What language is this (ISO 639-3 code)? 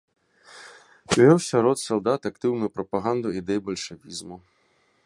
bel